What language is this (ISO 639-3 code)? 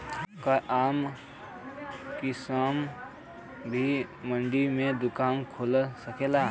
bho